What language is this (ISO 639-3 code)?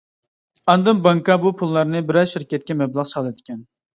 uig